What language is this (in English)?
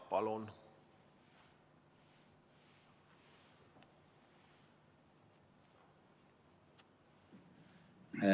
Estonian